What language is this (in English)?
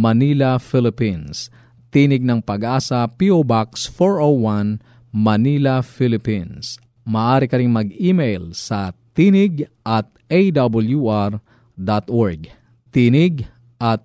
Filipino